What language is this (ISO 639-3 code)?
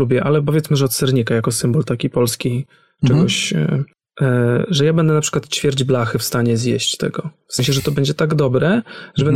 pol